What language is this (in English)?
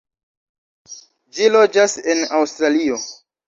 Esperanto